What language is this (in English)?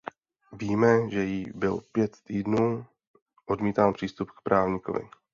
Czech